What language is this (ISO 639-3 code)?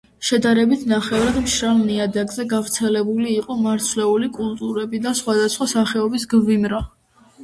kat